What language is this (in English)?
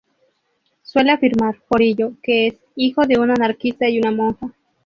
Spanish